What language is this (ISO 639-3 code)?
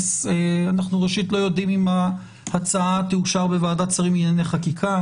heb